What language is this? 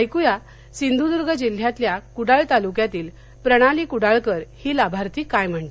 Marathi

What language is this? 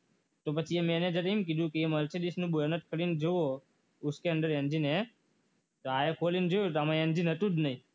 Gujarati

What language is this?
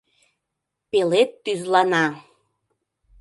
Mari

